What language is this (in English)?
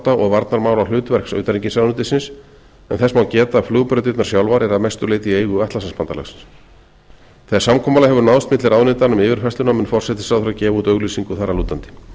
Icelandic